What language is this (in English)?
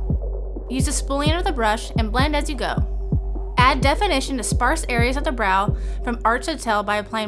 English